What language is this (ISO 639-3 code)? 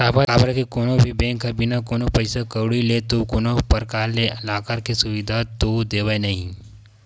hne